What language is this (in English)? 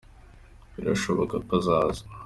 Kinyarwanda